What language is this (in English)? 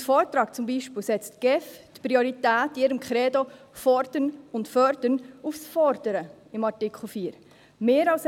Swiss German